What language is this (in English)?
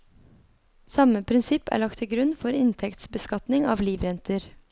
Norwegian